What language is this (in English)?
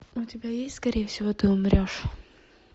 Russian